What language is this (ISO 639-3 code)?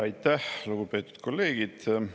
est